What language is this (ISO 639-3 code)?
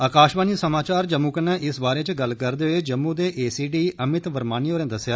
doi